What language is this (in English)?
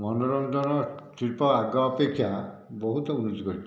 Odia